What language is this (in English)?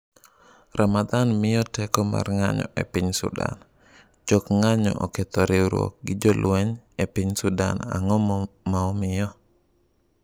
Luo (Kenya and Tanzania)